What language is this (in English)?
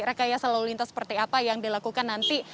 Indonesian